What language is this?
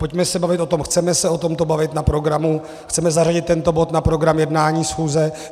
Czech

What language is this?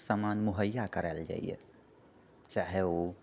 Maithili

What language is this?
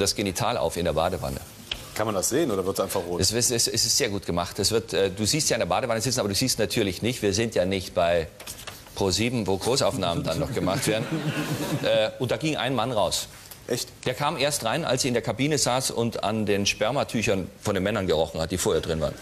German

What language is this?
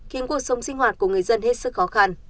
Vietnamese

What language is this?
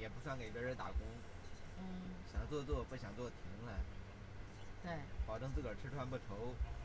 Chinese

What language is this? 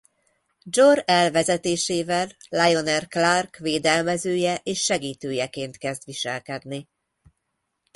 Hungarian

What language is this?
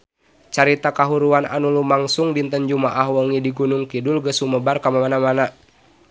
Sundanese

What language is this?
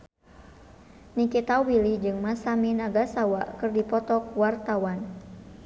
Sundanese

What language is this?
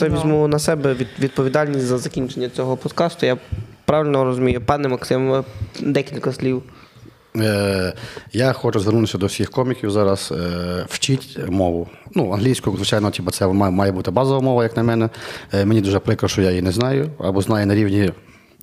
Ukrainian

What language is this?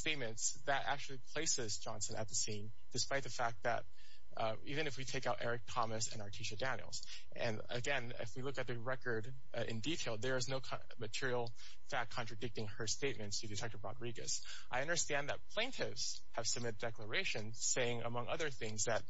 English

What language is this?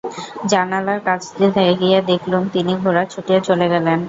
Bangla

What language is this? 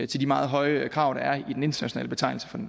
Danish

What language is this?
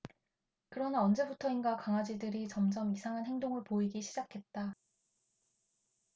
Korean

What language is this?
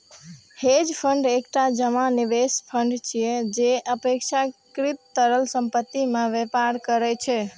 Maithili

